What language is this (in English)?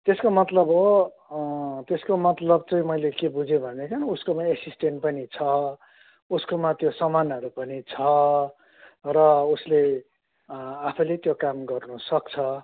Nepali